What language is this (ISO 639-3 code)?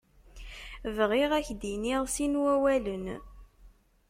kab